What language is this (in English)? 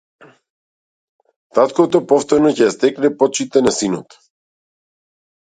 Macedonian